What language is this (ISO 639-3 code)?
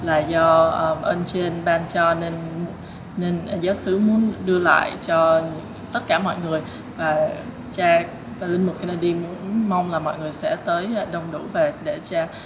vie